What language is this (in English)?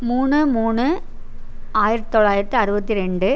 Tamil